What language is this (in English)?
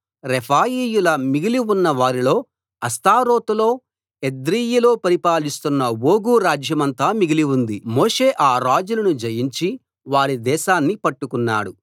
Telugu